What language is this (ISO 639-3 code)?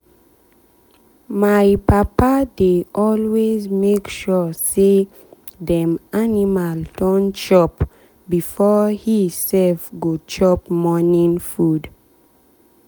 pcm